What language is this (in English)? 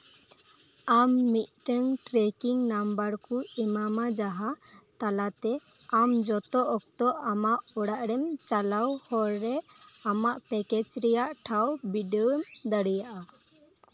Santali